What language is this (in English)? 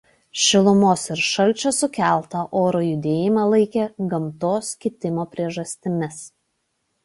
Lithuanian